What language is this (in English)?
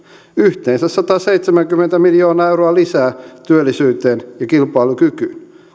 Finnish